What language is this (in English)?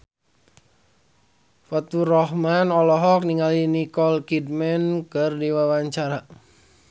Sundanese